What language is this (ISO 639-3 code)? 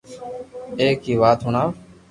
lrk